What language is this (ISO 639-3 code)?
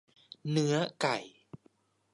tha